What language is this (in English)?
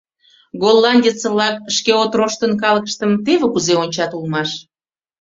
Mari